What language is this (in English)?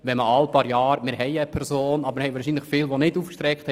Swiss German